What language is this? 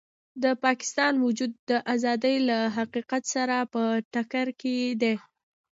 Pashto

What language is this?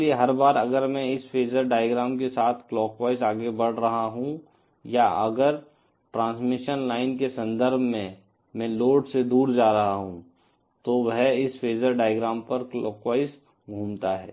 Hindi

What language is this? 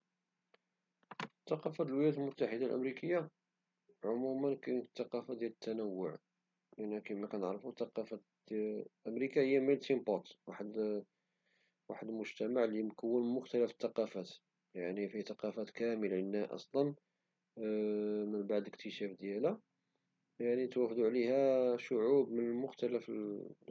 Moroccan Arabic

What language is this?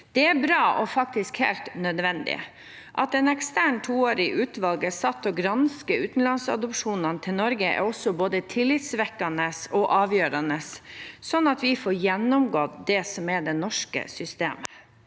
Norwegian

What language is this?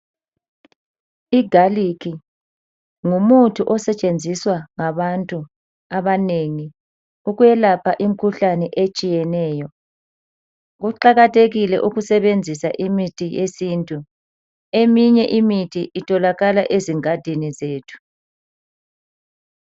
North Ndebele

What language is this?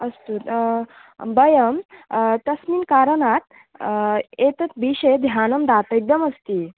Sanskrit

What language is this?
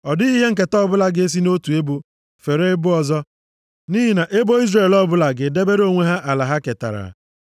Igbo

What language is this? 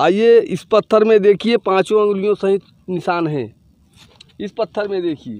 Hindi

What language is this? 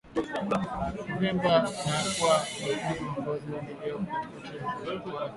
Swahili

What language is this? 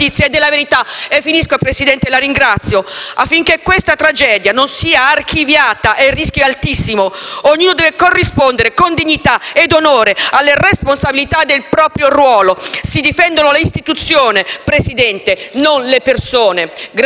Italian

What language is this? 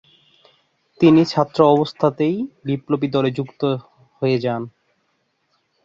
Bangla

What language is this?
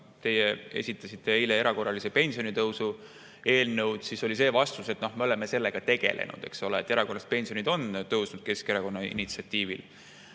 Estonian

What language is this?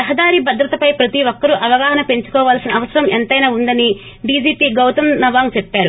Telugu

